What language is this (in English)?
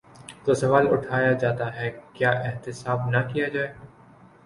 Urdu